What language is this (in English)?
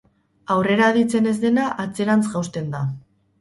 Basque